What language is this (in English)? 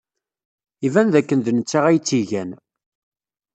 Kabyle